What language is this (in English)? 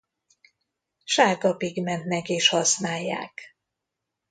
Hungarian